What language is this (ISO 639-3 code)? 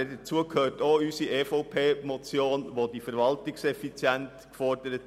gsw